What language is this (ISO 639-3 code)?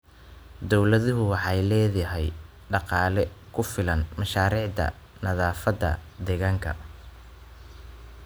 som